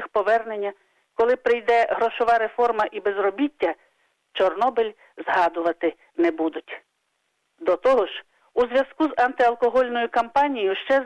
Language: Ukrainian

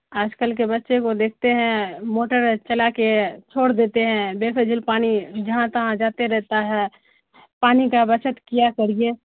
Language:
Urdu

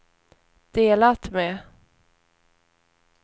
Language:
Swedish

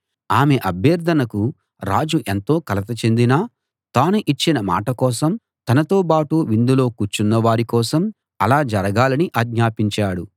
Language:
Telugu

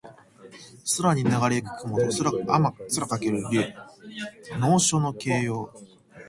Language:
Japanese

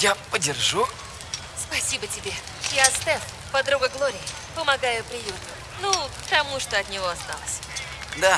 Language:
Russian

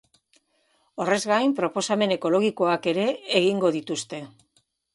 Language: Basque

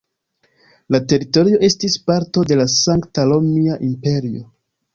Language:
Esperanto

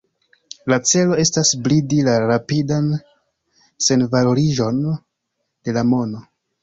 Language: Esperanto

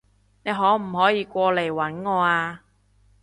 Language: Cantonese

